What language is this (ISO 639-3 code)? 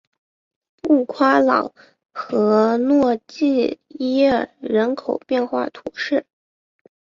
zho